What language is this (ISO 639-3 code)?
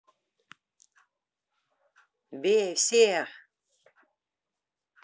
rus